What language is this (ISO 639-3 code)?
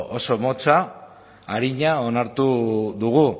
eus